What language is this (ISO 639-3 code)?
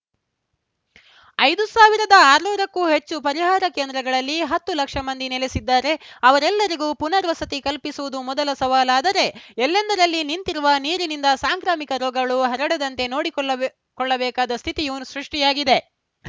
kan